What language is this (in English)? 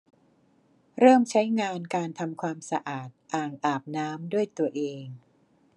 Thai